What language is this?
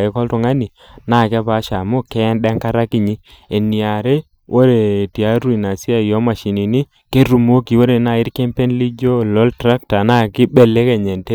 Masai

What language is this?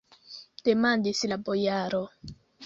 Esperanto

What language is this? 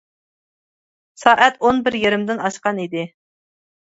Uyghur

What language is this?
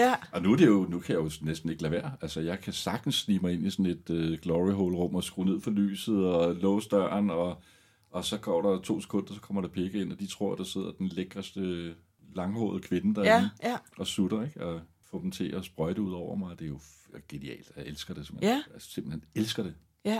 Danish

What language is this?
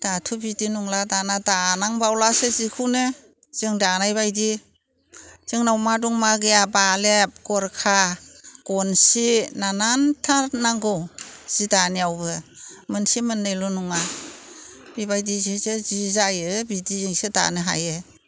Bodo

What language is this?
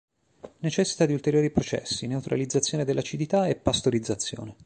Italian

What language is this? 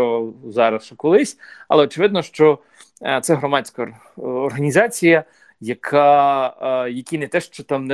Ukrainian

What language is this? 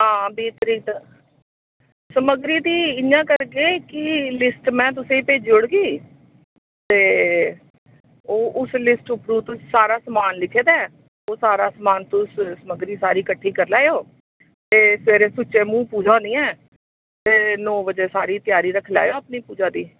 Dogri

